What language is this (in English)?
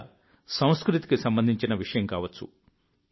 Telugu